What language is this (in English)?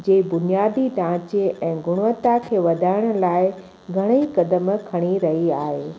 Sindhi